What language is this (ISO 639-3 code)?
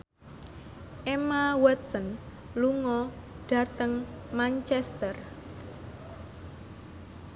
jav